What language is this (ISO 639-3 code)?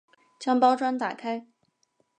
zho